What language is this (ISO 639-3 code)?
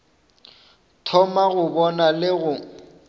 nso